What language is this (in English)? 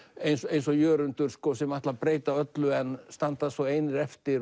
Icelandic